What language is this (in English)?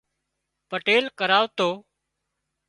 Wadiyara Koli